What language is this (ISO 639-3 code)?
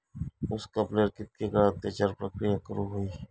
mar